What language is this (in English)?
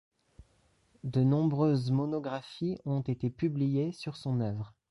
French